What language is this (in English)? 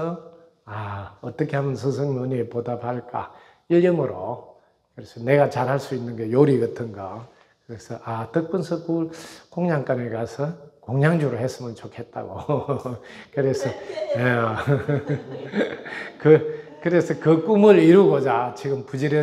Korean